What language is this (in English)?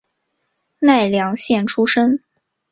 Chinese